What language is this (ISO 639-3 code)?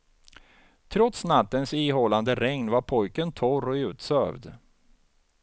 swe